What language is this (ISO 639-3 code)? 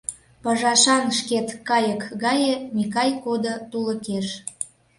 chm